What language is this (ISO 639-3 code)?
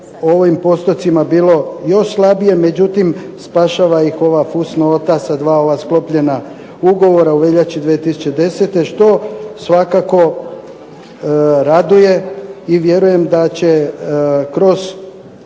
hrv